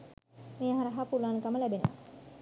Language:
Sinhala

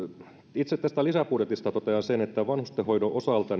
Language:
Finnish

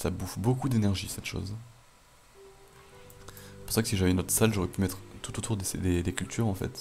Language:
French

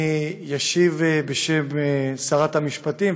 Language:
Hebrew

